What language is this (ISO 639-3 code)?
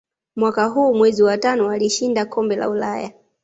swa